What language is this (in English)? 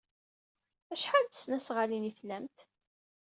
Kabyle